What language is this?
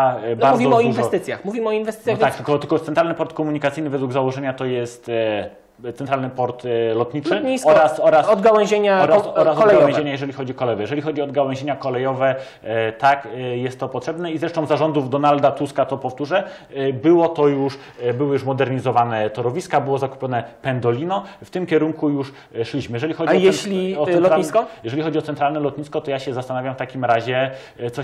Polish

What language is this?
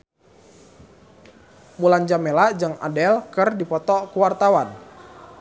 Sundanese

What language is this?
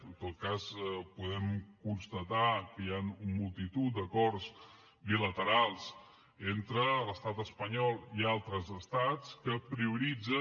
Catalan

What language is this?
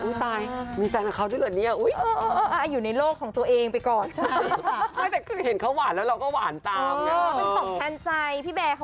Thai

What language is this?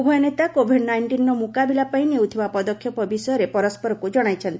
Odia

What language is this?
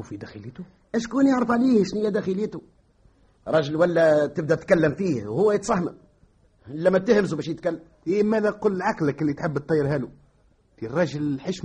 Arabic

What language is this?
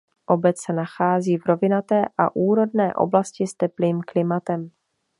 Czech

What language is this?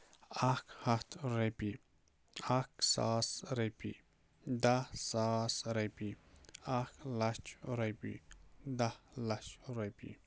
Kashmiri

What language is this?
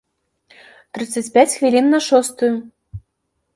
Belarusian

